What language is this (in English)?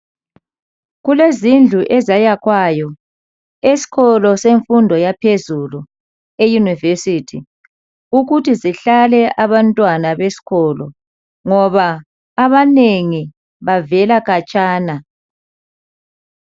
North Ndebele